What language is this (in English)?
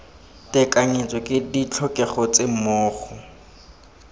Tswana